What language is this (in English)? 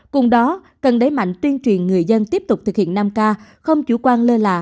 Vietnamese